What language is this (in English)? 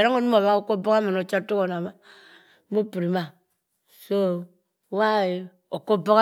Cross River Mbembe